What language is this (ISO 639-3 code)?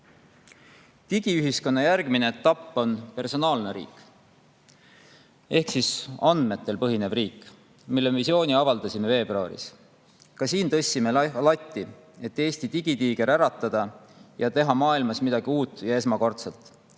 est